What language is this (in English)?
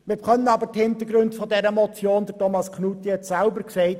Swiss German